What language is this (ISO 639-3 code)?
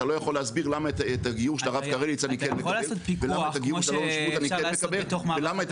heb